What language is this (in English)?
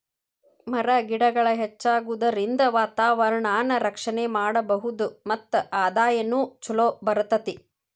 Kannada